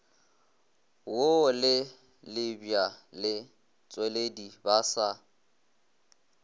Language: Northern Sotho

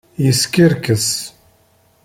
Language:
Kabyle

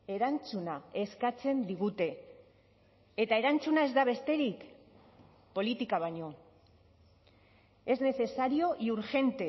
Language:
Basque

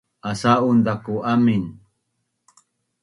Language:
Bunun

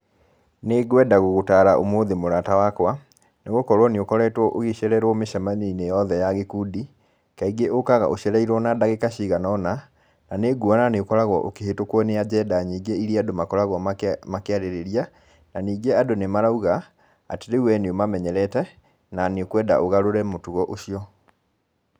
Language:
Kikuyu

